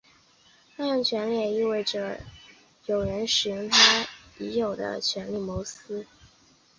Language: Chinese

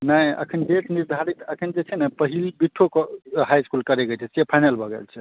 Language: Maithili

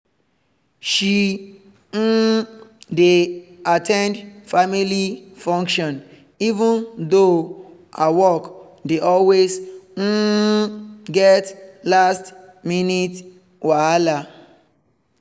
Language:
Nigerian Pidgin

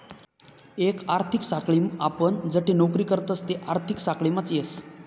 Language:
Marathi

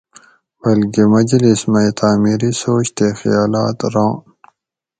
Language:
Gawri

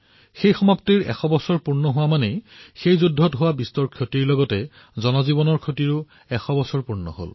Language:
Assamese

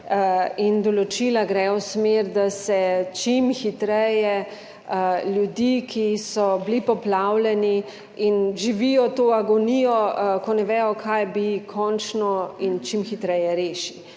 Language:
Slovenian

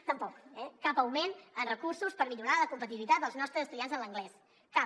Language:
Catalan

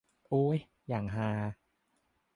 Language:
Thai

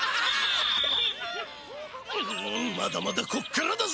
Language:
Japanese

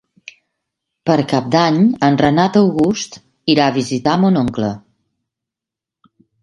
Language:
Catalan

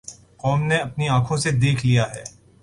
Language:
Urdu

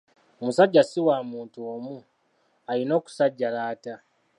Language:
Ganda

